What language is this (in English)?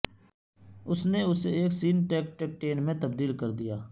Urdu